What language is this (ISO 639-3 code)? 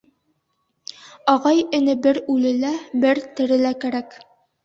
bak